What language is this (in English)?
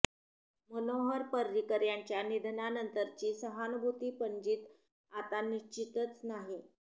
Marathi